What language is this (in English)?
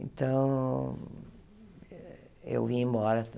Portuguese